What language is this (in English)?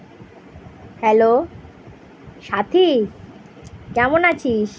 Bangla